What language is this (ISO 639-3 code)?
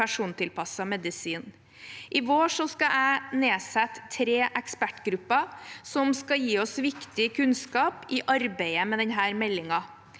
nor